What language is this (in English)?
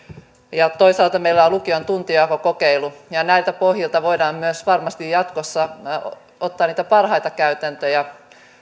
Finnish